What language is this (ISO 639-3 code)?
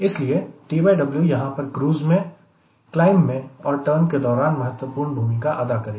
hin